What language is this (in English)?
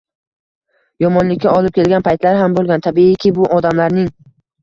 Uzbek